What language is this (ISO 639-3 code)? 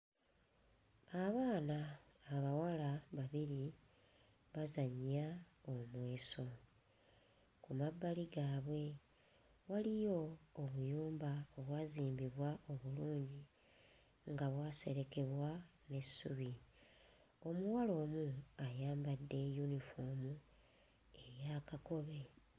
lug